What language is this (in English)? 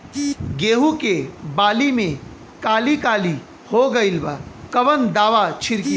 Bhojpuri